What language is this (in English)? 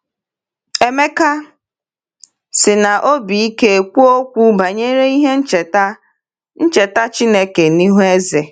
Igbo